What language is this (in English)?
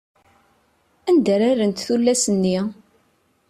Kabyle